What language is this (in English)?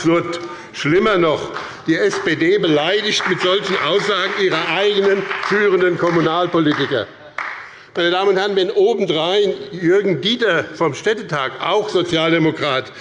German